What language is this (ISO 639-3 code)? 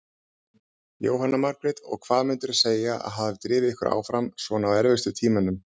isl